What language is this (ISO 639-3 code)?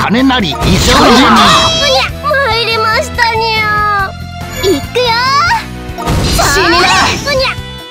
jpn